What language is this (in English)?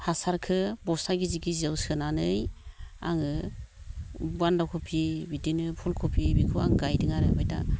Bodo